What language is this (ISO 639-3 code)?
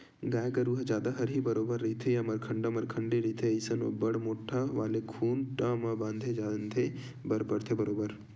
hne